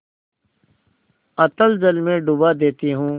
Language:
Hindi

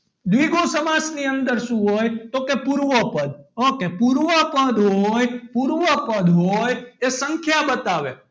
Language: Gujarati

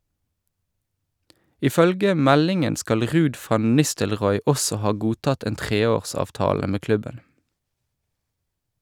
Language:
Norwegian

